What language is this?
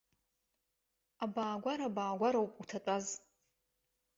Abkhazian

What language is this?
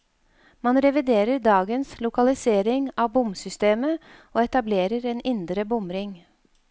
Norwegian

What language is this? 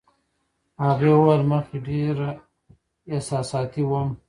Pashto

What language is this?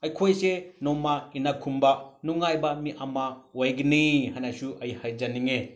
Manipuri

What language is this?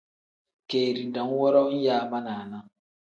Tem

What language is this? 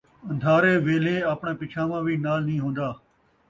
Saraiki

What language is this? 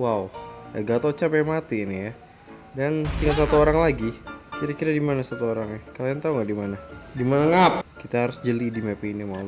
Indonesian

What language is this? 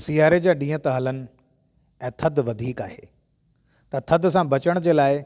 Sindhi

